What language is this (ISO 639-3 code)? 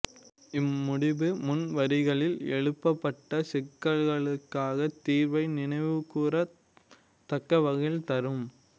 tam